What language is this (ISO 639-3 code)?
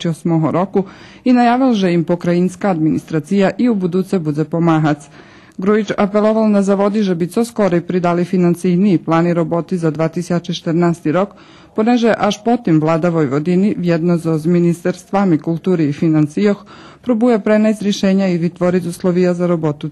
slk